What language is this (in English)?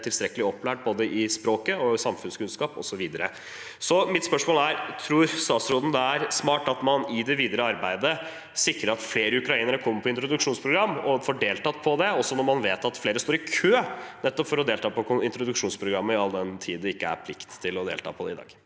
Norwegian